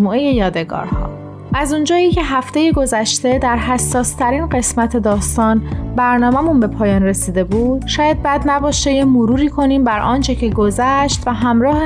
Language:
Persian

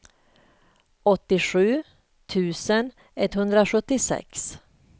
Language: Swedish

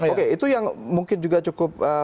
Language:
Indonesian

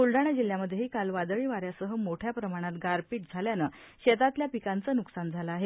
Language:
Marathi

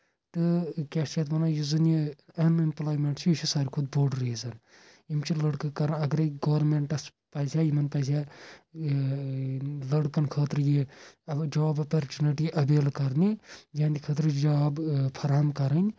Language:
Kashmiri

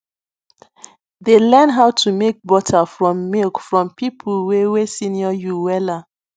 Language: Nigerian Pidgin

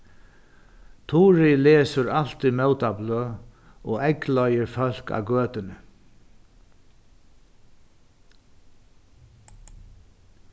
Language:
Faroese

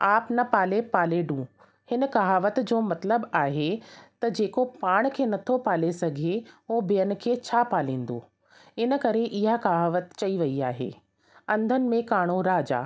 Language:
Sindhi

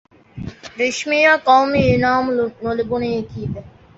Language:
Divehi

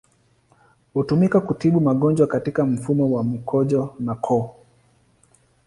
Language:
Swahili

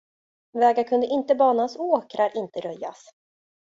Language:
Swedish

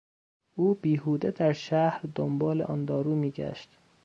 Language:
Persian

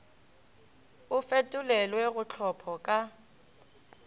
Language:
Northern Sotho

